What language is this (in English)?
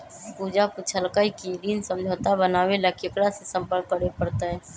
Magahi